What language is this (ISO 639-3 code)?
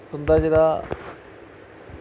doi